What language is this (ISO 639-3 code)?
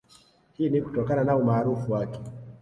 swa